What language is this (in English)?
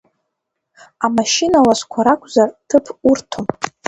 Abkhazian